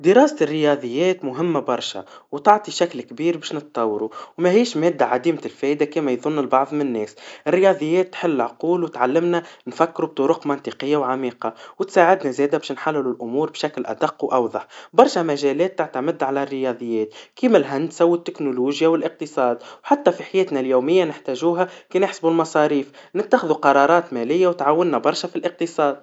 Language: Tunisian Arabic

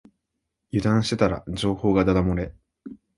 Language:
Japanese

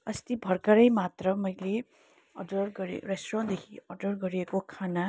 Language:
Nepali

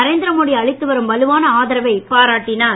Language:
Tamil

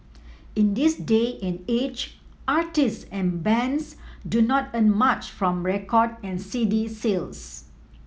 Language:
English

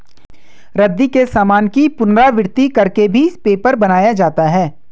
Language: Hindi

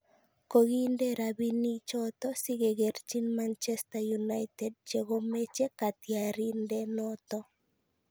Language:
Kalenjin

